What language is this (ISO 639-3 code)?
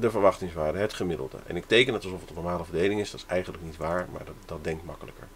nld